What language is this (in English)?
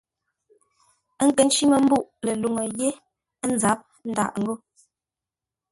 Ngombale